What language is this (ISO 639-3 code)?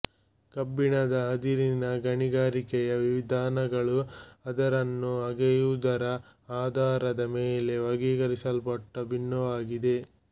kan